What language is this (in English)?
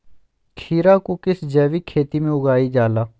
Magahi